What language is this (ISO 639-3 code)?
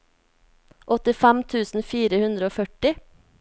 nor